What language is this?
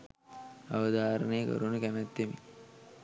Sinhala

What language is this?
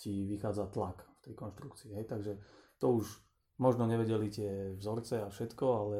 Slovak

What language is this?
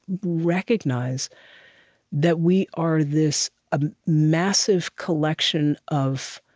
English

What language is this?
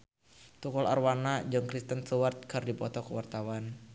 Sundanese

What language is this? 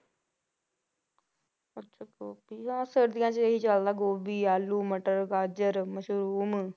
Punjabi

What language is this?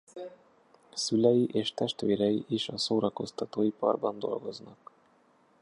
Hungarian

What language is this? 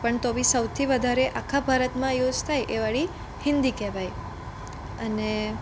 Gujarati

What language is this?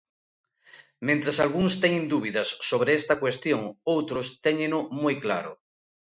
Galician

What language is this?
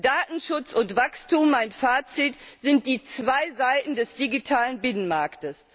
German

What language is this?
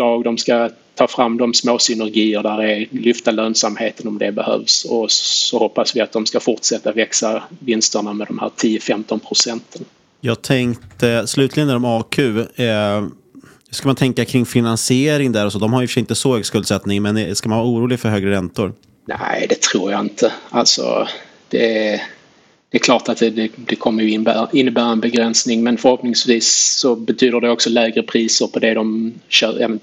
Swedish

